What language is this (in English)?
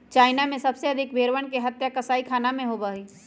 Magahi